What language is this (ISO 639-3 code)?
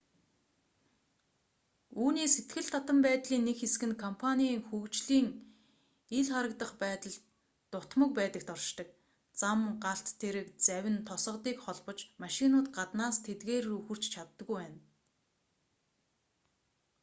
mon